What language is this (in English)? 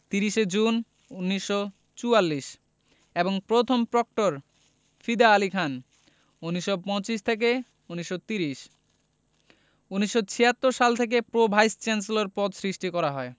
Bangla